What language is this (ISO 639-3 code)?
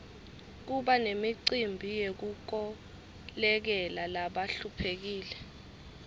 ssw